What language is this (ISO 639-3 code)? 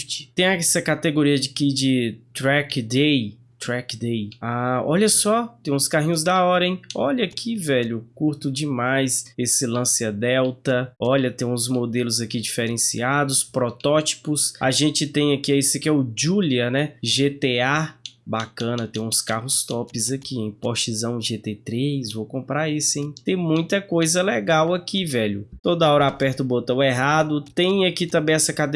por